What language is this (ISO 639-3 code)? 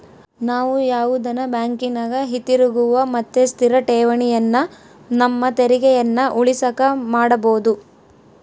kan